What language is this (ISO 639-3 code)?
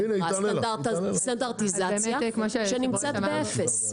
heb